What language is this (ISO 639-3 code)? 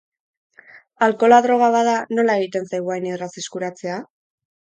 eus